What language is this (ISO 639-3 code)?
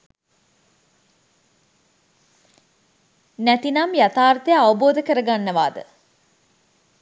sin